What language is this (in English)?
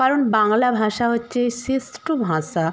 Bangla